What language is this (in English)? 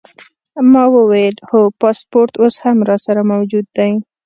Pashto